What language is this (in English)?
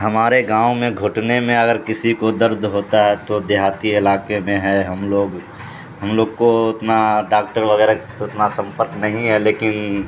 Urdu